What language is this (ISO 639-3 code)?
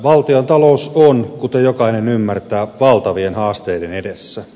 fin